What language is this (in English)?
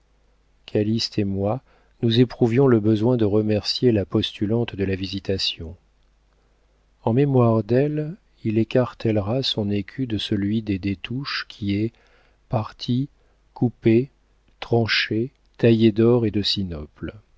French